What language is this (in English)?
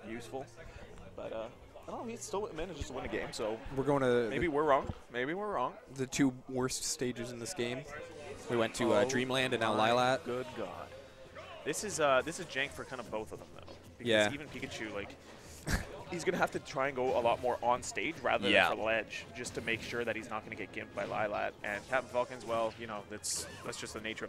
English